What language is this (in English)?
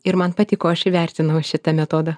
Lithuanian